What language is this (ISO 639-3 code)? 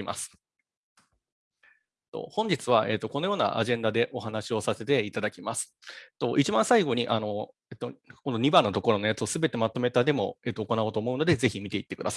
jpn